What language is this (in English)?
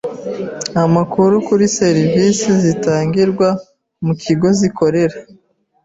Kinyarwanda